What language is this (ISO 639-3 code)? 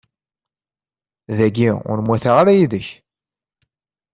kab